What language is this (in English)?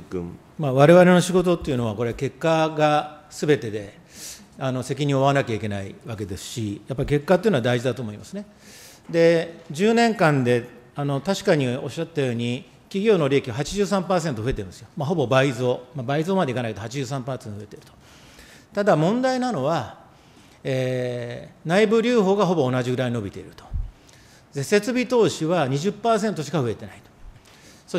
Japanese